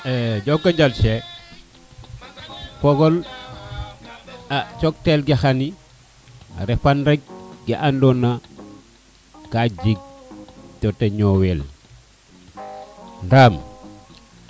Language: Serer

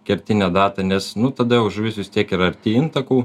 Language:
Lithuanian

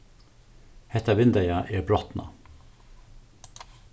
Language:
Faroese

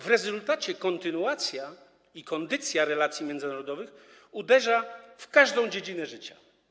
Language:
Polish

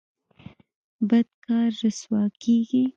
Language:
Pashto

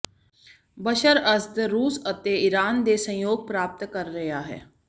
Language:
Punjabi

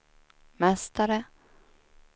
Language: Swedish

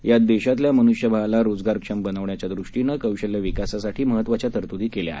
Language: Marathi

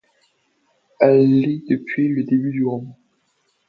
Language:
French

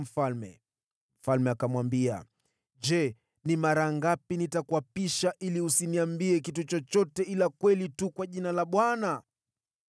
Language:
Swahili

